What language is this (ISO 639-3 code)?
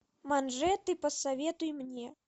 rus